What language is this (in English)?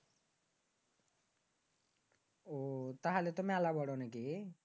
Bangla